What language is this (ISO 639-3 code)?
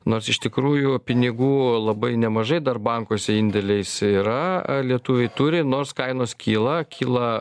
lit